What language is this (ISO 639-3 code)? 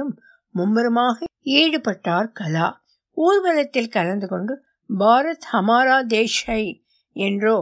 tam